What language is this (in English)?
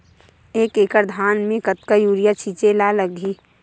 Chhattisgarhi